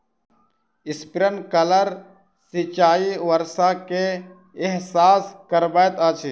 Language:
Maithili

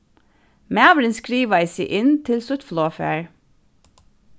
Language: Faroese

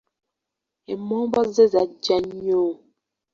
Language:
Ganda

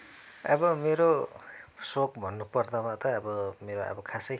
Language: Nepali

